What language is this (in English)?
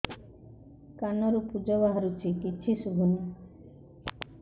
Odia